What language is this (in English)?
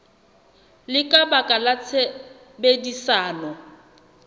Southern Sotho